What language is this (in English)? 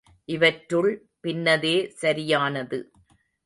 Tamil